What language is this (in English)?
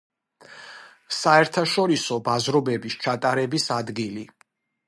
Georgian